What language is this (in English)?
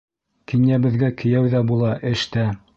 Bashkir